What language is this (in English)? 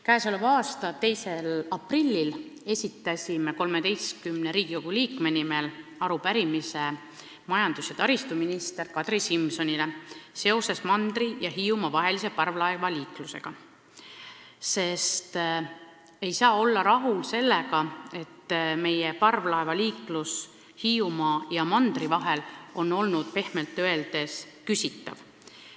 Estonian